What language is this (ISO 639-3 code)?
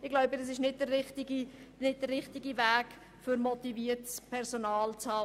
gsw